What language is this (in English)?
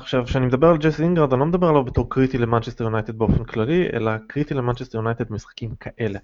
Hebrew